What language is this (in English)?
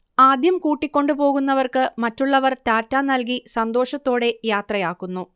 Malayalam